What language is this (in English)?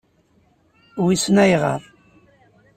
Kabyle